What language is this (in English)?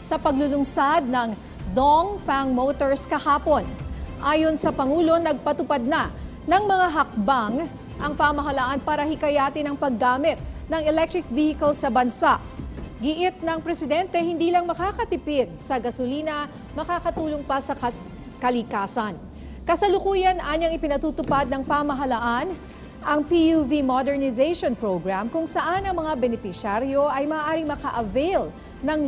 Filipino